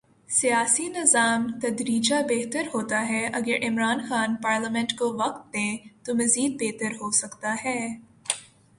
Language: Urdu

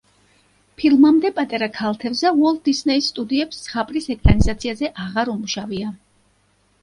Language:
Georgian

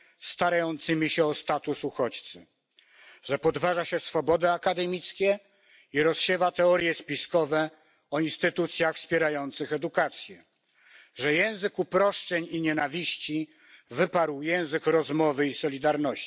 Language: Polish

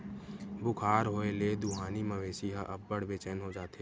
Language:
Chhattisgarhi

